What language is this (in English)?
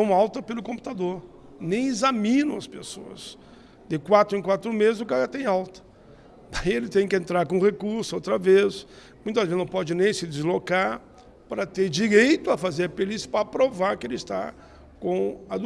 Portuguese